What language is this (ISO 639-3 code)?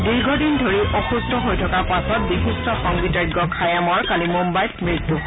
asm